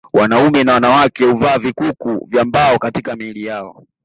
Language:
Swahili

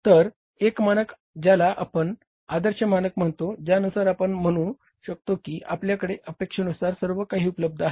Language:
Marathi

